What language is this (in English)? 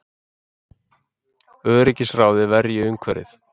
Icelandic